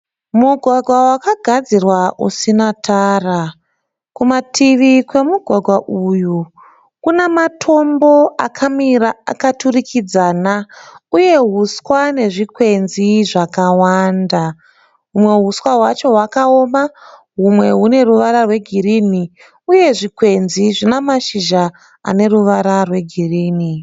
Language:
Shona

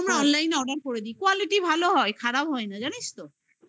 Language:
Bangla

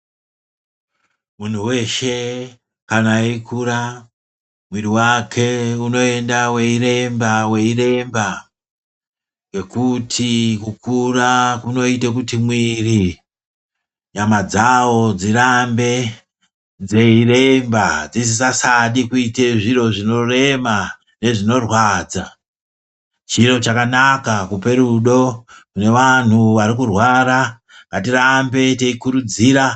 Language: Ndau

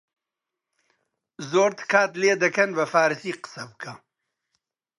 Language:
Central Kurdish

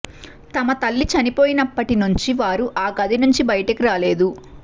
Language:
Telugu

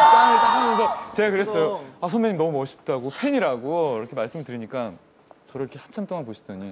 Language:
Korean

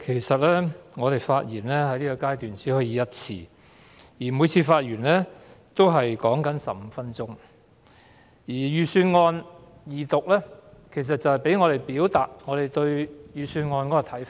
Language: Cantonese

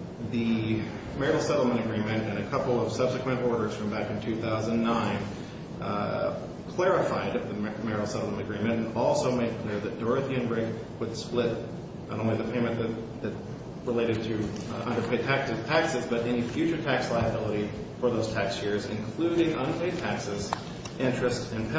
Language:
English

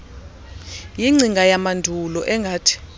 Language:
Xhosa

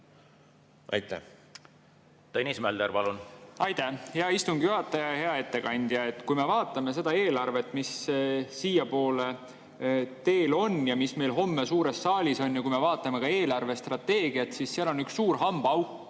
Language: Estonian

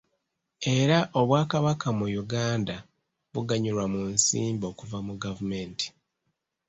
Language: Ganda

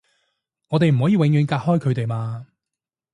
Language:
Cantonese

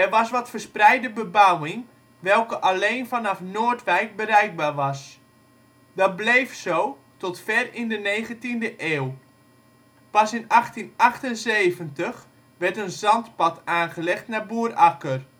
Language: Dutch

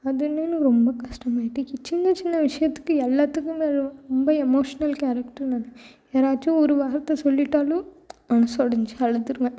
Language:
Tamil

